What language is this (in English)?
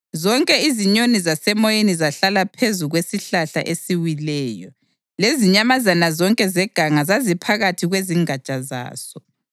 North Ndebele